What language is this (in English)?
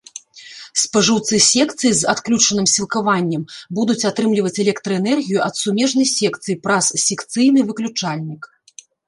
Belarusian